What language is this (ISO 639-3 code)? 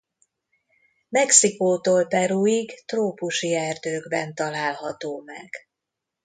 hun